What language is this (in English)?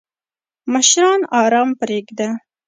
Pashto